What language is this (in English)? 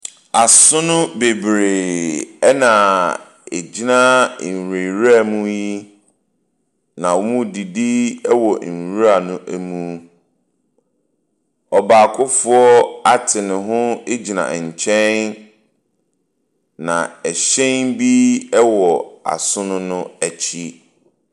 Akan